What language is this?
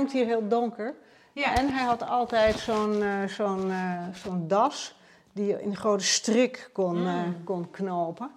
Dutch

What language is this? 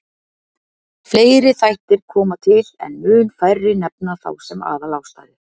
Icelandic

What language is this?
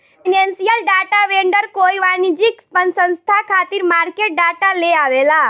Bhojpuri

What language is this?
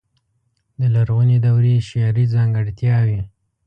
Pashto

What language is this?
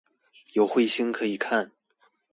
Chinese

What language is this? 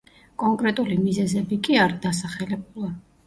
Georgian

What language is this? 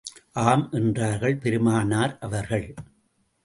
Tamil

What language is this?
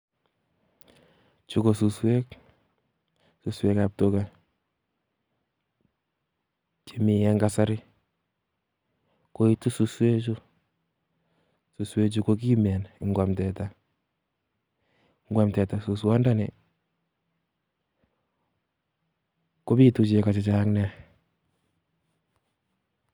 Kalenjin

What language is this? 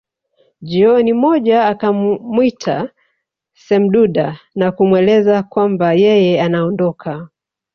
Swahili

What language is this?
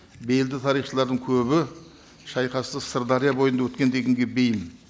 Kazakh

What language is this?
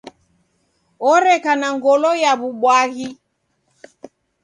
Taita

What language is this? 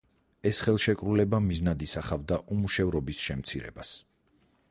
Georgian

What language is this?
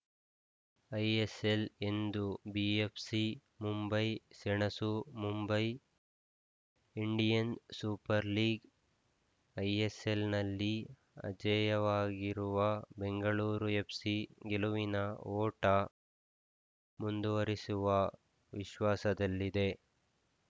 Kannada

